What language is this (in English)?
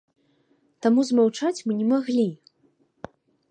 Belarusian